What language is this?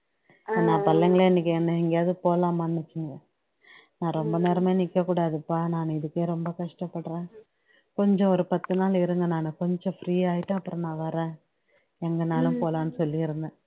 Tamil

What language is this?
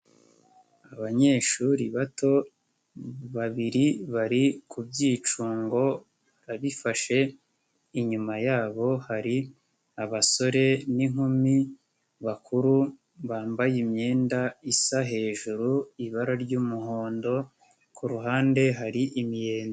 Kinyarwanda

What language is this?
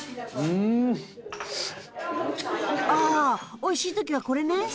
Japanese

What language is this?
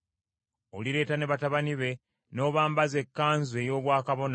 Ganda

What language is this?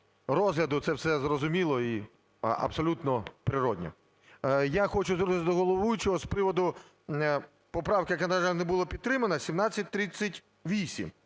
Ukrainian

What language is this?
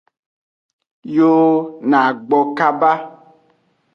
Aja (Benin)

